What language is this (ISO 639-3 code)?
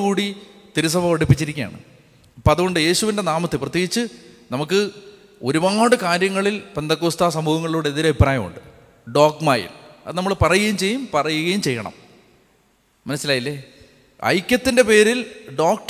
mal